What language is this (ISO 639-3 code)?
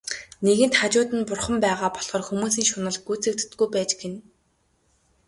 mon